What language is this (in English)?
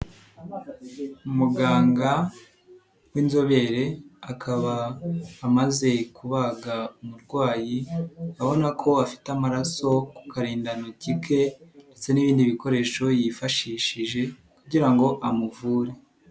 Kinyarwanda